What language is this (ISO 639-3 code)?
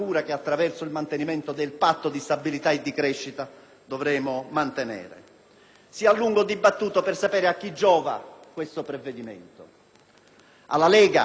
ita